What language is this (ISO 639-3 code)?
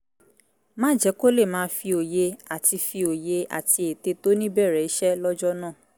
yor